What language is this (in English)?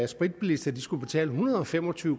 Danish